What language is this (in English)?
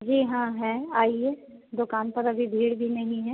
Hindi